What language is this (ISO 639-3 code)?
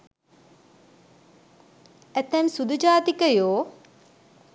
sin